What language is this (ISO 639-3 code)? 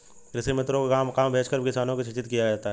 hin